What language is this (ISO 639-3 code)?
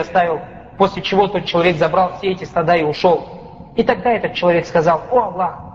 rus